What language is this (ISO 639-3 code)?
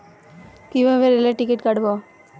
ben